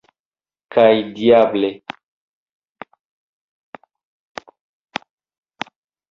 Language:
Esperanto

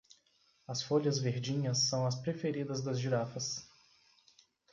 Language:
Portuguese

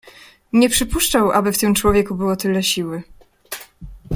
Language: Polish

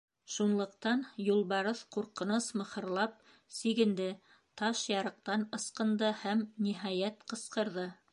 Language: Bashkir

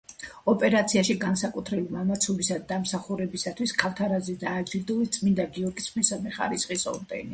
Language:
Georgian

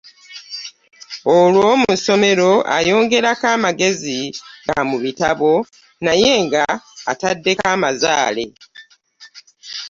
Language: Ganda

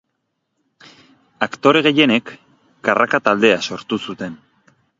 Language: Basque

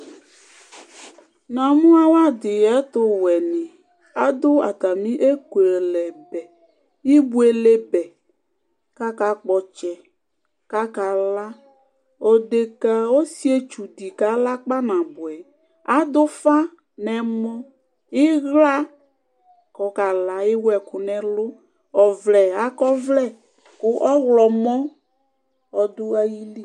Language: Ikposo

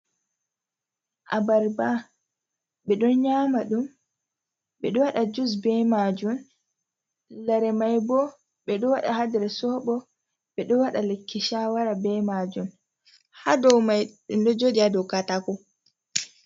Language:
Fula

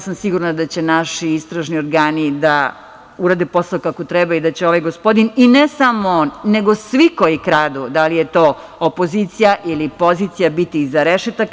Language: Serbian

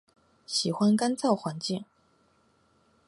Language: Chinese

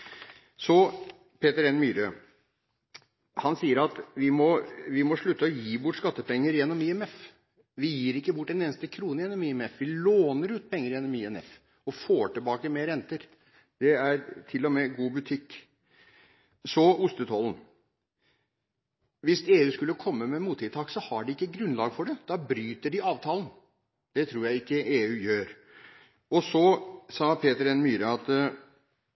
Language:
Norwegian Bokmål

